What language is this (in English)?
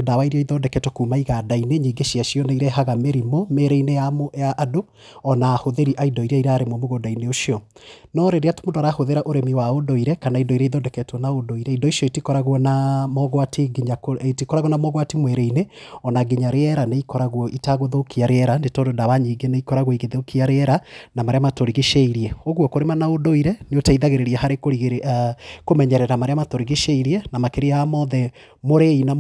Kikuyu